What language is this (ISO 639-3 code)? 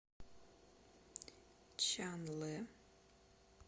rus